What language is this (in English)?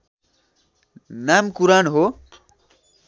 Nepali